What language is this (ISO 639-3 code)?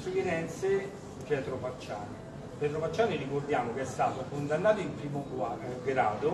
ita